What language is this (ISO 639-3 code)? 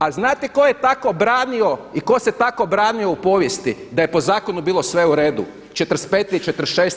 hrv